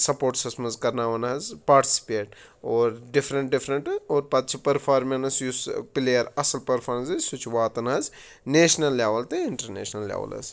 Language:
Kashmiri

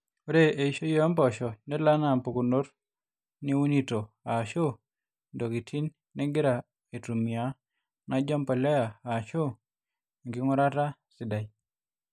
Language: Masai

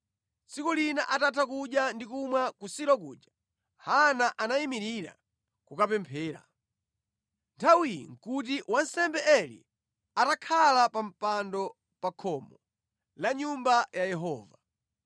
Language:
Nyanja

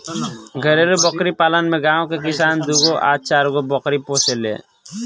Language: Bhojpuri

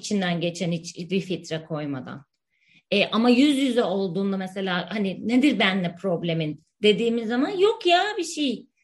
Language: Turkish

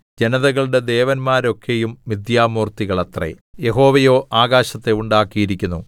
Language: Malayalam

